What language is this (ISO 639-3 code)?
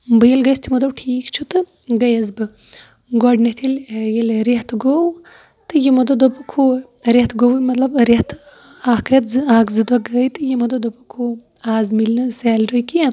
kas